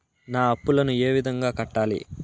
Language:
Telugu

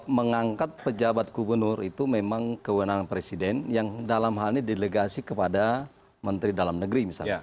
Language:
Indonesian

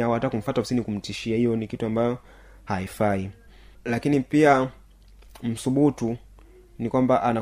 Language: Swahili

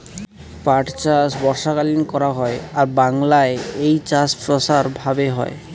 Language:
Bangla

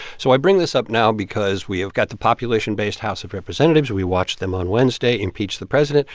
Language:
English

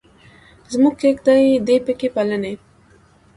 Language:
Pashto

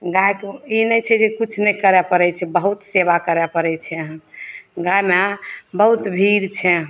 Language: Maithili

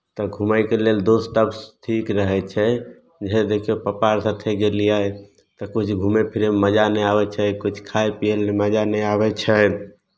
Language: Maithili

